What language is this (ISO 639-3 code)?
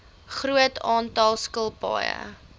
afr